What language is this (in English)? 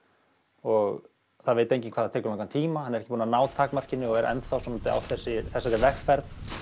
Icelandic